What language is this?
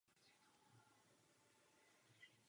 Czech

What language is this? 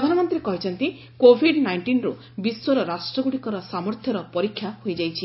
Odia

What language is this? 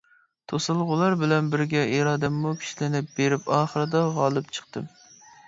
Uyghur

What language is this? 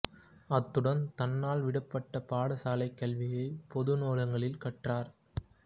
Tamil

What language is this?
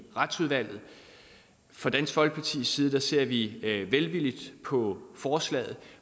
Danish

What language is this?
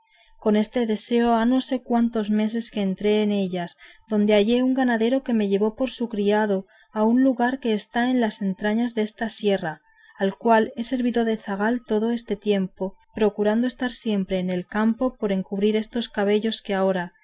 Spanish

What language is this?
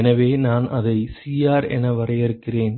Tamil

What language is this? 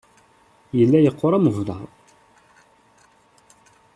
Kabyle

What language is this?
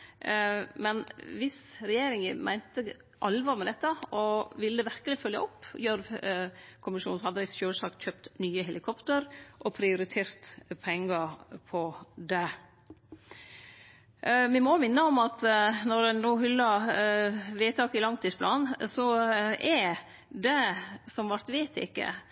Norwegian Nynorsk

